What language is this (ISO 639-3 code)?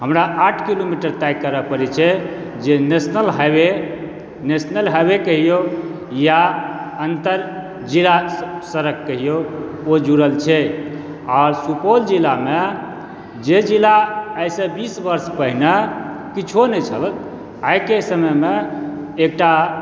mai